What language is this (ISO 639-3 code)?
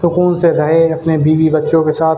urd